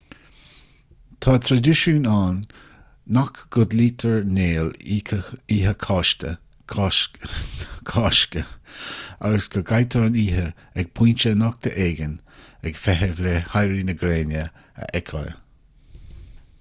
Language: Irish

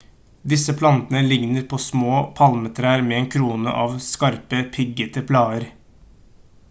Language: Norwegian Bokmål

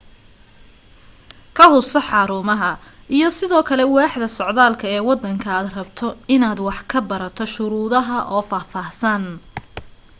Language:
Somali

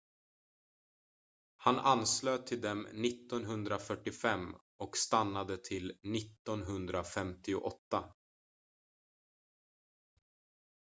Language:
Swedish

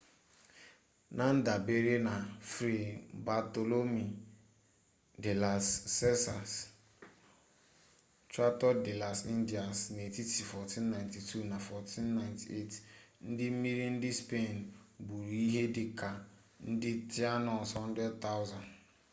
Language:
Igbo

